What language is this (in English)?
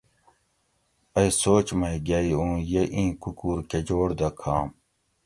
Gawri